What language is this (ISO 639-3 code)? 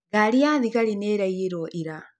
kik